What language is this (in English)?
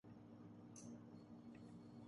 Urdu